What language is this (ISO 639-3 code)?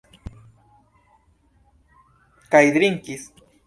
epo